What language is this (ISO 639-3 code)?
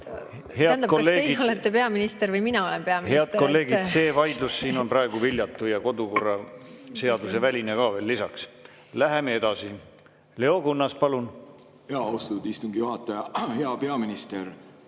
est